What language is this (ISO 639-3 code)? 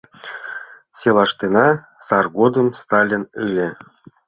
chm